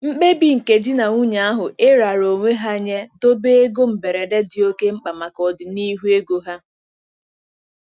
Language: Igbo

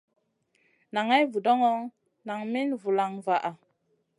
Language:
Masana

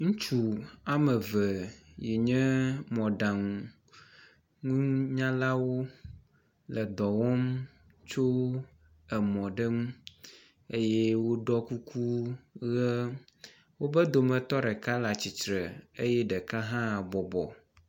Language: Ewe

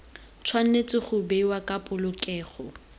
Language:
Tswana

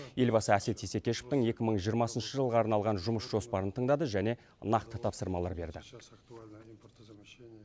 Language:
Kazakh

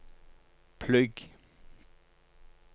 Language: Norwegian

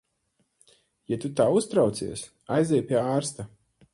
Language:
Latvian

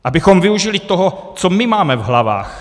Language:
Czech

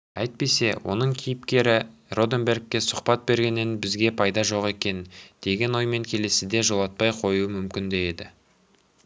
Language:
Kazakh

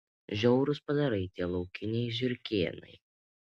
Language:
Lithuanian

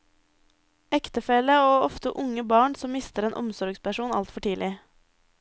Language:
Norwegian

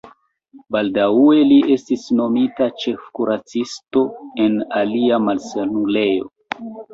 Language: Esperanto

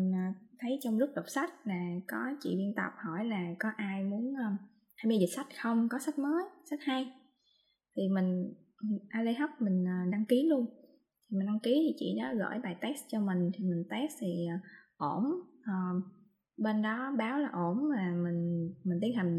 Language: Vietnamese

